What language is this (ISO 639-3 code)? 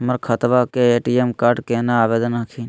mag